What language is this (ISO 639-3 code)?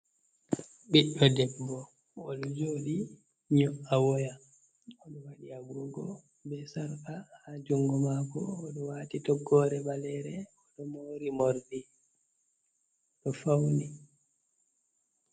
ful